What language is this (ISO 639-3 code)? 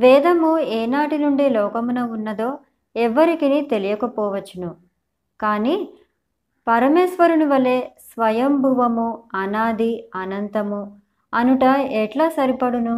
tel